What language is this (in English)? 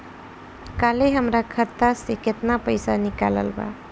Bhojpuri